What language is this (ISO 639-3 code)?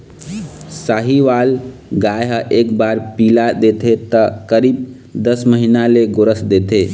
hne